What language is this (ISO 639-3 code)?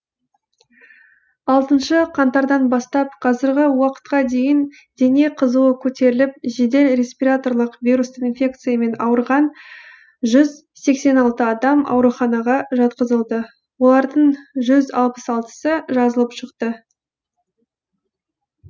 kaz